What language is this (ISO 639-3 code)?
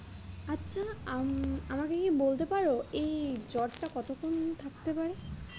ben